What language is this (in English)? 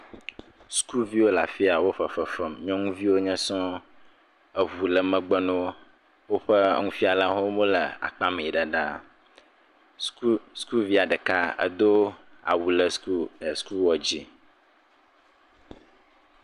Ewe